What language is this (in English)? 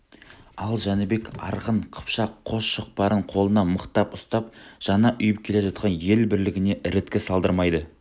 Kazakh